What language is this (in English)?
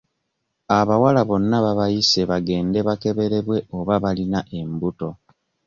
Ganda